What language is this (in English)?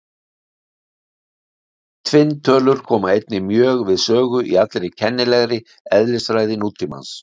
Icelandic